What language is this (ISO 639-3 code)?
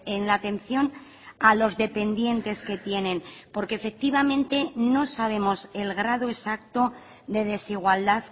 spa